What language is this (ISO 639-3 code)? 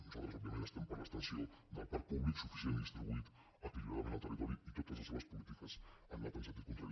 cat